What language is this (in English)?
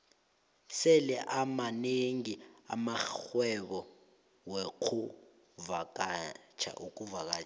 South Ndebele